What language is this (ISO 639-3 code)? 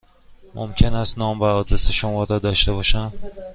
fas